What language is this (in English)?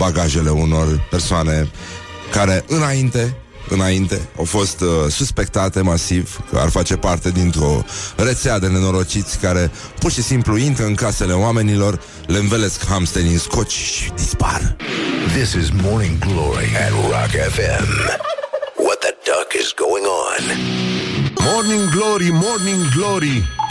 Romanian